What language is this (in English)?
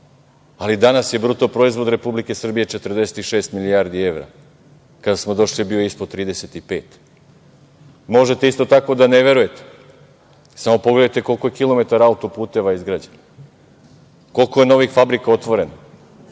Serbian